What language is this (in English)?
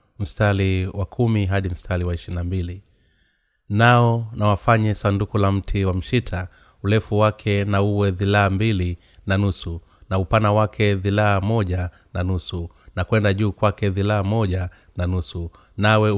Swahili